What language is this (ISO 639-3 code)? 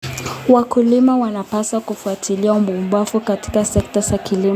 kln